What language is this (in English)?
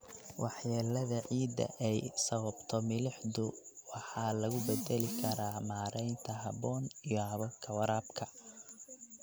Somali